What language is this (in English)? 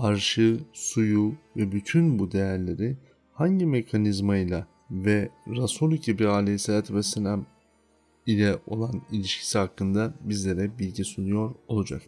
Turkish